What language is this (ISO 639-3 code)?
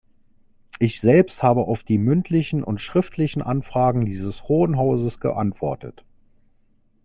deu